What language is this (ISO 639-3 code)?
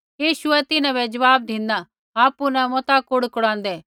kfx